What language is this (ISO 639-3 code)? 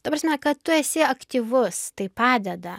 lit